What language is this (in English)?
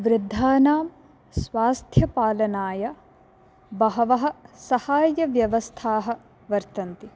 Sanskrit